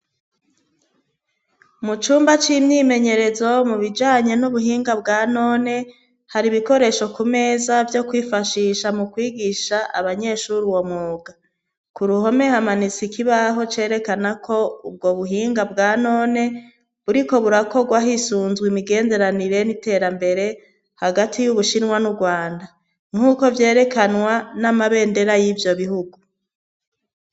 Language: Rundi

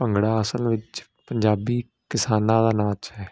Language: Punjabi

